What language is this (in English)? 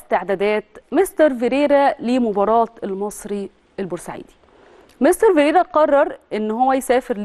Arabic